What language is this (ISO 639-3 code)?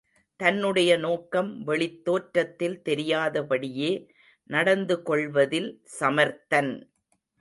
tam